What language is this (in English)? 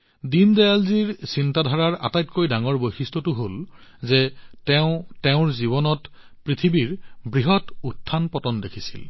Assamese